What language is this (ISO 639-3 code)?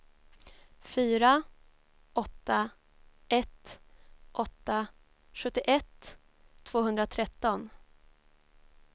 swe